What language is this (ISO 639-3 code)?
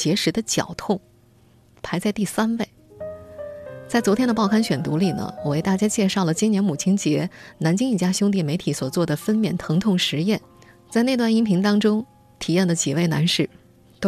zho